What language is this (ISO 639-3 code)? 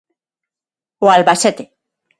glg